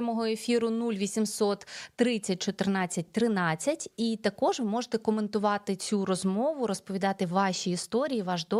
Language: Ukrainian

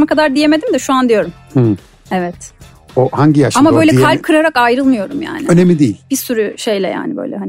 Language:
Turkish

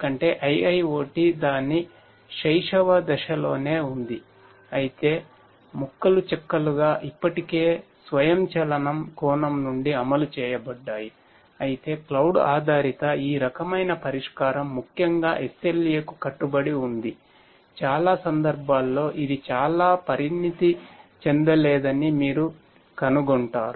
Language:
Telugu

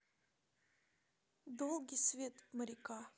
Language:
Russian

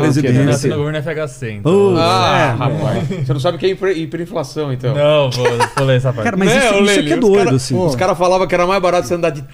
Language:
Portuguese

